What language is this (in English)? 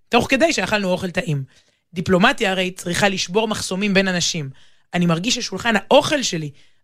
Hebrew